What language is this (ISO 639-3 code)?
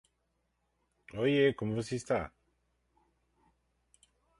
eng